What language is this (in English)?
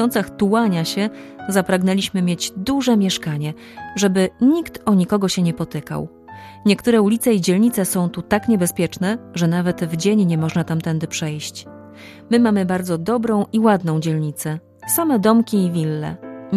Polish